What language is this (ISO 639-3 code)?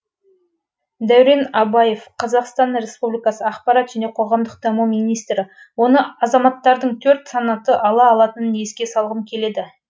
kaz